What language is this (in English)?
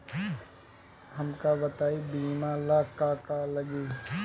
Bhojpuri